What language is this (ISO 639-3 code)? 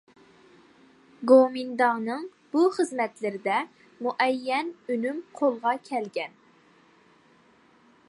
uig